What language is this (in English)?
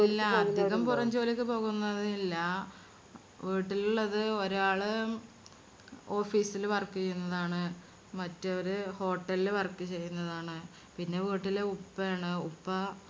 Malayalam